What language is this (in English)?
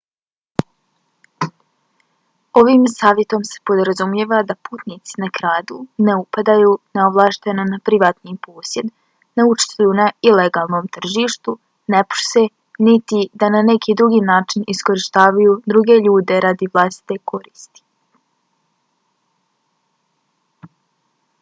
Bosnian